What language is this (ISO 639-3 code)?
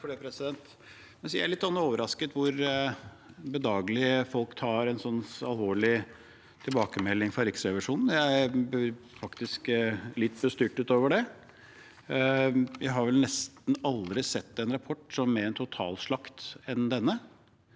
nor